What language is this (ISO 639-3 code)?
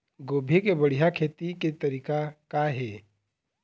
hne